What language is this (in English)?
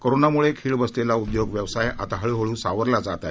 Marathi